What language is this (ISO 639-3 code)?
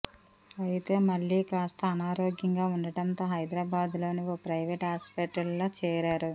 tel